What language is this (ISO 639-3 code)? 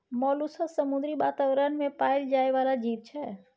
mai